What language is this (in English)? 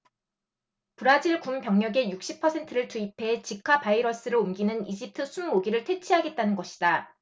Korean